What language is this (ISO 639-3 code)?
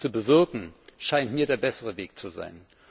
deu